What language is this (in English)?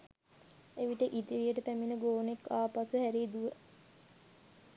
Sinhala